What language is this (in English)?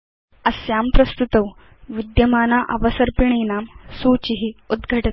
Sanskrit